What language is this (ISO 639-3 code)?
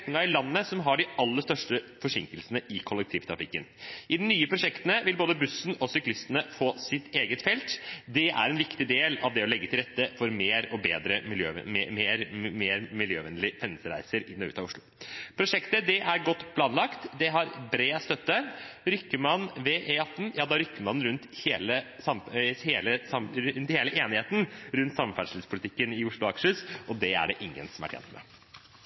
nob